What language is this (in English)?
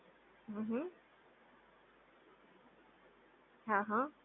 Gujarati